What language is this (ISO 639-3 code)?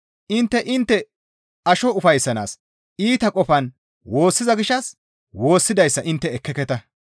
gmv